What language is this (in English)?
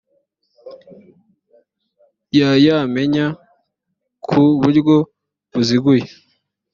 Kinyarwanda